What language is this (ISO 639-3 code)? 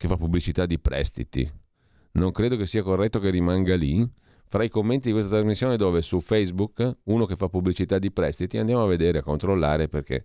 ita